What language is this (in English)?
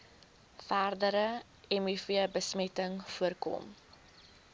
Afrikaans